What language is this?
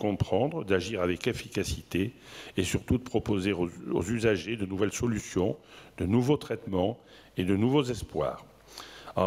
French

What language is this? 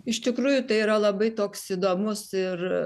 Lithuanian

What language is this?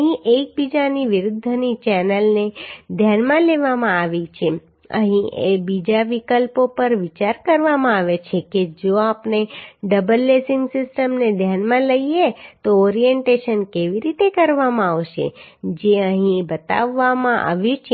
Gujarati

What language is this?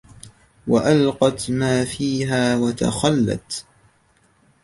Arabic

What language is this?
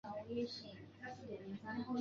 Chinese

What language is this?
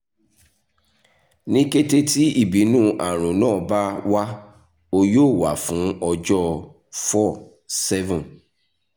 Yoruba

